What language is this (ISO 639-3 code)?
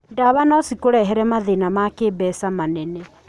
kik